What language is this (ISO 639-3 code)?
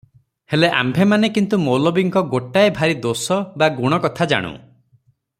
ori